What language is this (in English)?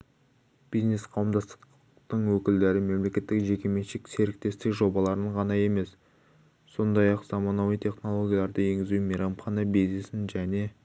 Kazakh